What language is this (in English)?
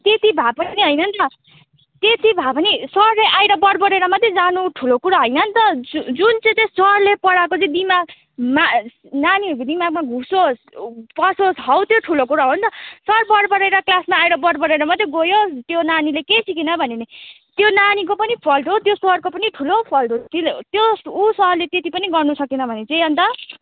Nepali